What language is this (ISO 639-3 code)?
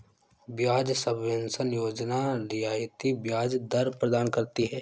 hin